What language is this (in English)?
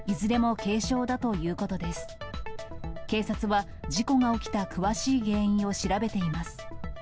Japanese